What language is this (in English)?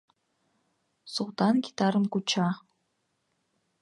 Mari